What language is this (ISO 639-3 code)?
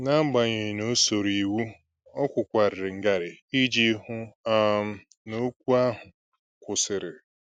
ibo